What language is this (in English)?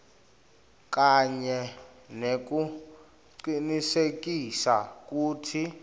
Swati